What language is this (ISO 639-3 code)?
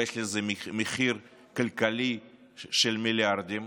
heb